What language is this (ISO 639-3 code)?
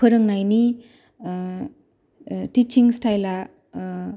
brx